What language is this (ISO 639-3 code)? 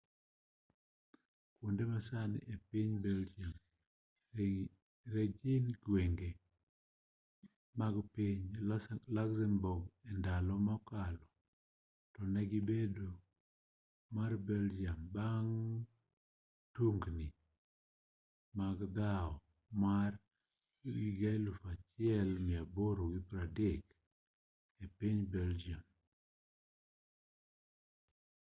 luo